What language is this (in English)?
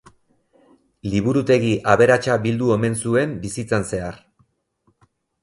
Basque